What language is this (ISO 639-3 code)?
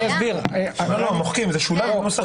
heb